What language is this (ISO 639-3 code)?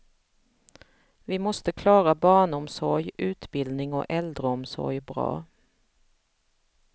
swe